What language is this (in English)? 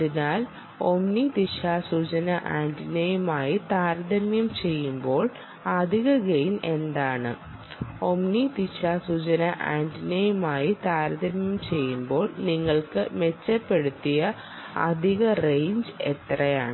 Malayalam